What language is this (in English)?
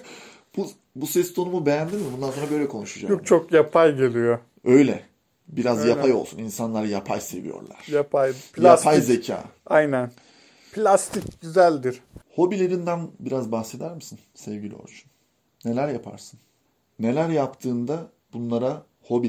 Turkish